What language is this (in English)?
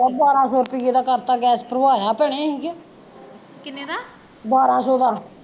Punjabi